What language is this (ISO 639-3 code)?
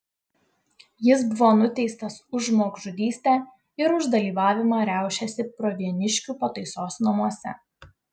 lit